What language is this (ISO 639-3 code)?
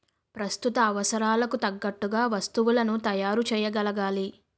tel